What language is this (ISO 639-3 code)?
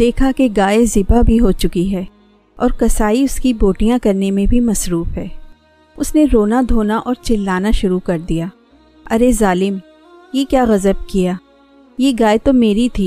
urd